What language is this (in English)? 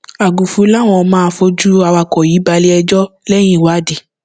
Yoruba